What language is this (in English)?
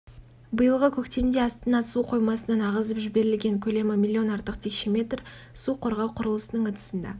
Kazakh